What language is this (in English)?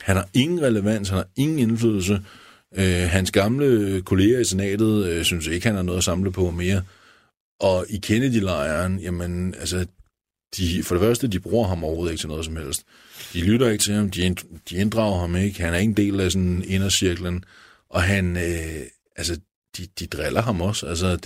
Danish